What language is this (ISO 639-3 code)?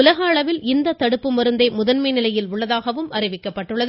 tam